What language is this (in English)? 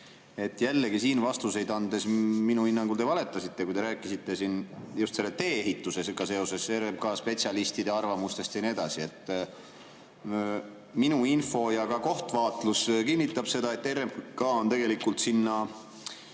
Estonian